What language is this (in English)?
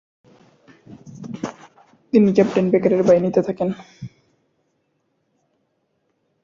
Bangla